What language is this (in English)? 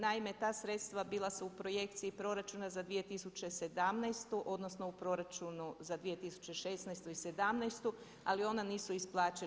Croatian